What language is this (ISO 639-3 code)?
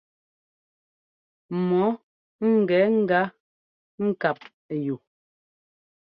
jgo